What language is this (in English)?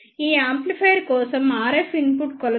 Telugu